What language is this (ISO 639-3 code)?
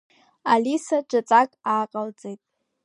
abk